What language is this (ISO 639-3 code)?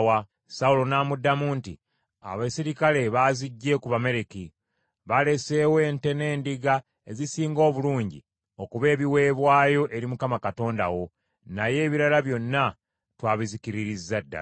lug